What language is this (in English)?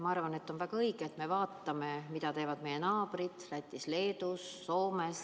Estonian